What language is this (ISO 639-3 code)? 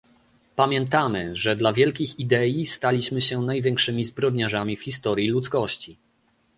pol